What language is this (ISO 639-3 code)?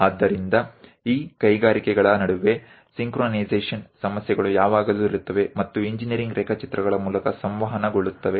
kan